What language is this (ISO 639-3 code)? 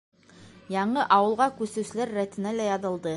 bak